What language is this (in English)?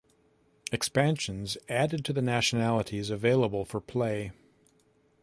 English